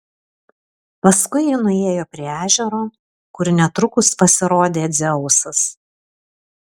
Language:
Lithuanian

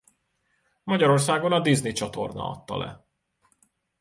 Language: Hungarian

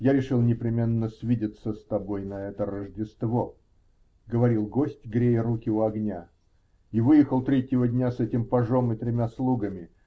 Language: Russian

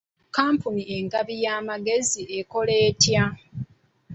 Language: Ganda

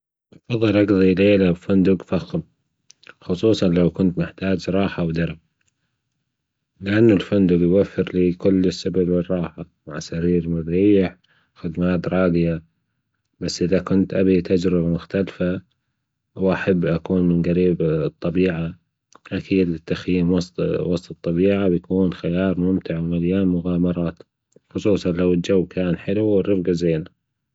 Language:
Gulf Arabic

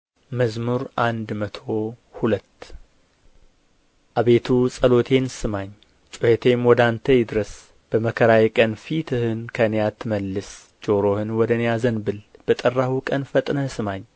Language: Amharic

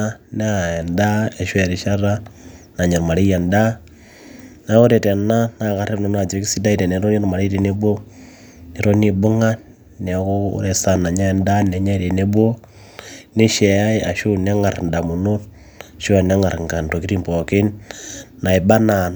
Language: Masai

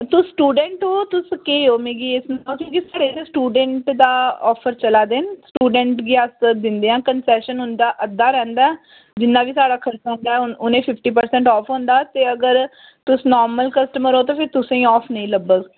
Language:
Dogri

